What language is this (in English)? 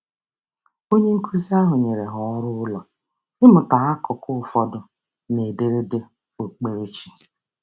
Igbo